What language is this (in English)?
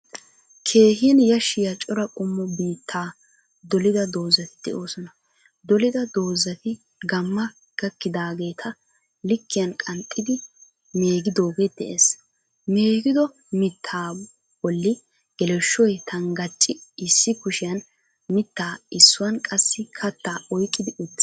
Wolaytta